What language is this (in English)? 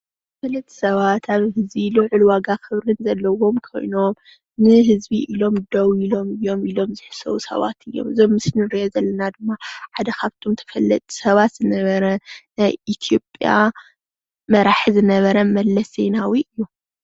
Tigrinya